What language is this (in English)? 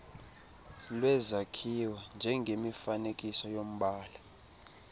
Xhosa